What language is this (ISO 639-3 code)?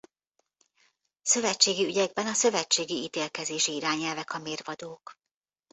hun